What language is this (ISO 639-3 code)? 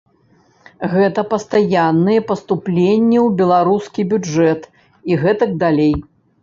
bel